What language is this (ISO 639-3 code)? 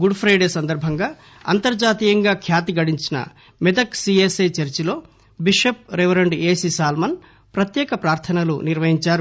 tel